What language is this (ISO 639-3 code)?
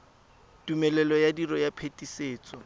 tsn